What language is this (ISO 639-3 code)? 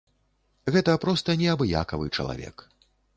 bel